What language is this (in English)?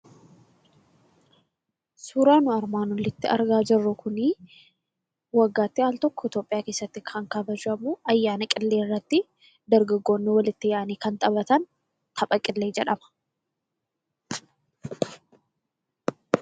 Oromo